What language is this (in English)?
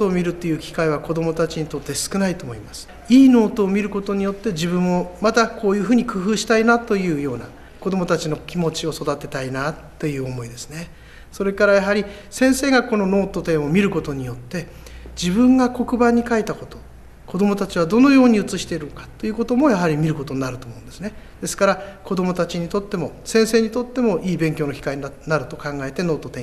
Japanese